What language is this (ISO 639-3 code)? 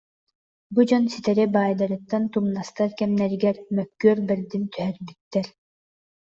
sah